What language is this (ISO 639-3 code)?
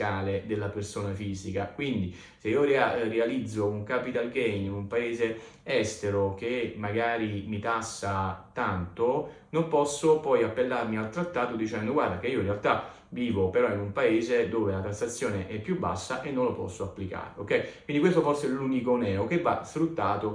ita